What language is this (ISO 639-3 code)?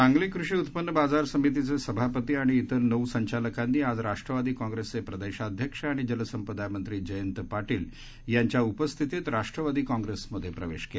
mar